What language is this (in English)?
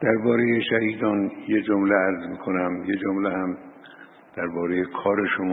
Persian